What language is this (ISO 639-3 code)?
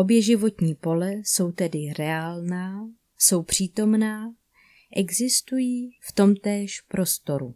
ces